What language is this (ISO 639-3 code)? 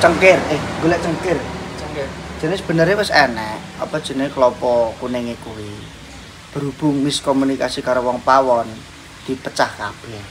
ind